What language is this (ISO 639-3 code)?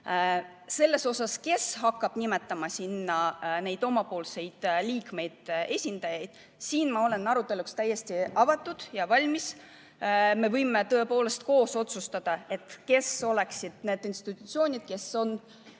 est